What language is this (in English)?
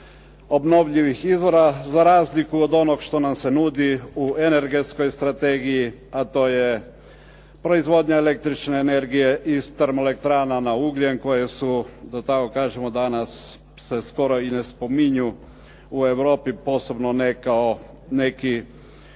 Croatian